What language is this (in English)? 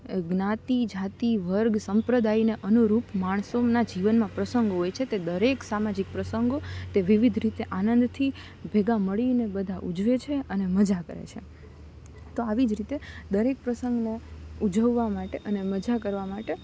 Gujarati